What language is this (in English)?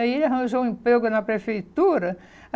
Portuguese